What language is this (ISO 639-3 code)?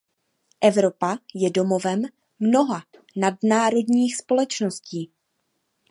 ces